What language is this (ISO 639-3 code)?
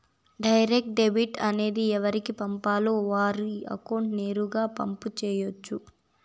tel